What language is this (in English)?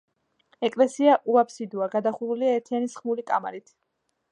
Georgian